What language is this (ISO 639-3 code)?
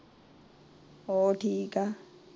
pan